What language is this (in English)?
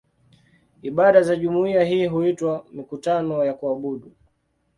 Swahili